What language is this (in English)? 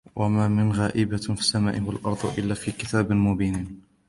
Arabic